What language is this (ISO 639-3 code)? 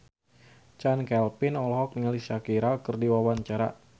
sun